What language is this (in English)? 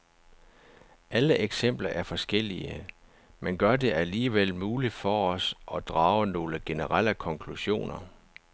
Danish